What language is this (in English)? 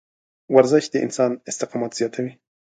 Pashto